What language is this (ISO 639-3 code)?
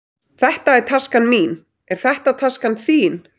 isl